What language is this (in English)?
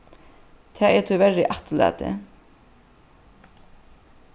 Faroese